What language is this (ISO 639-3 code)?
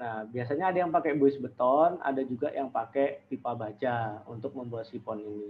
ind